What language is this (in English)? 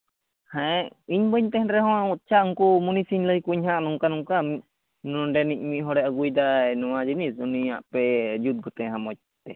Santali